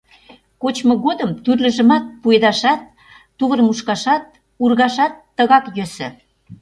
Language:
Mari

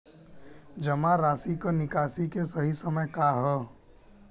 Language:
Bhojpuri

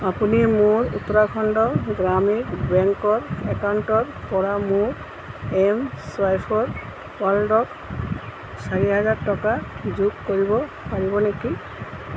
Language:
Assamese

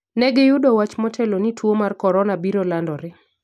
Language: Luo (Kenya and Tanzania)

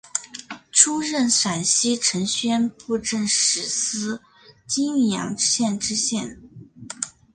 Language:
Chinese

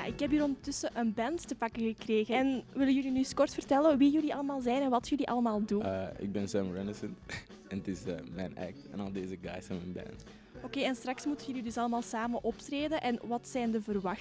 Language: Dutch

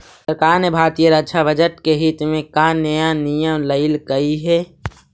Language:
Magahi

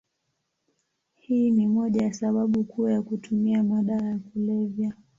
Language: Swahili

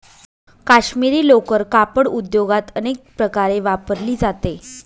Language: Marathi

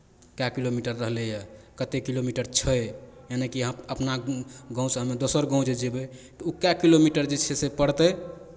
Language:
Maithili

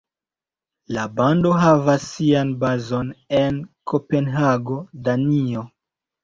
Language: Esperanto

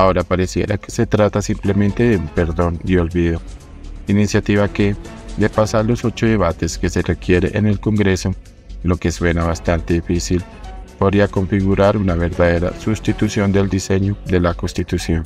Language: Spanish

